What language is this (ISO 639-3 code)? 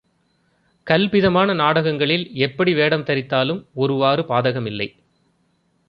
tam